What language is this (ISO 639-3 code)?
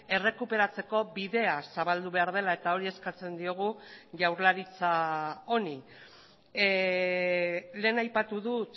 eus